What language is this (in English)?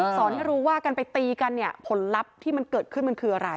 Thai